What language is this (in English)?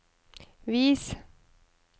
Norwegian